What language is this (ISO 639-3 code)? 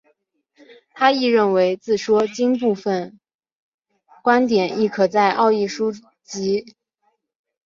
zho